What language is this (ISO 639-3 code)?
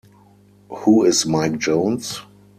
eng